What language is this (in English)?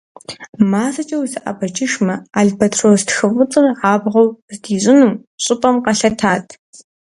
Kabardian